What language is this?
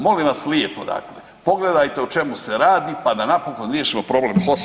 Croatian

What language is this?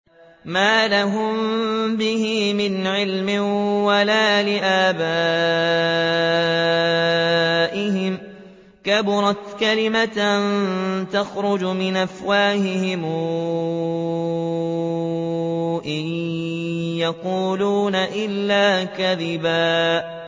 Arabic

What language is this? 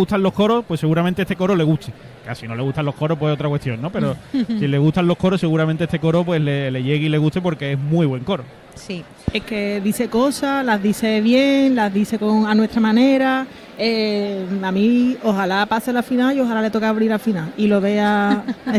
Spanish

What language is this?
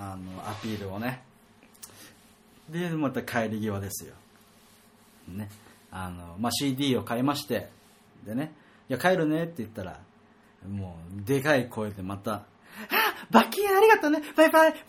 Japanese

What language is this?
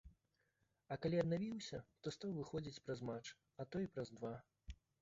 Belarusian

